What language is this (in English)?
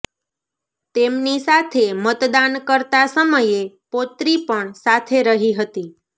Gujarati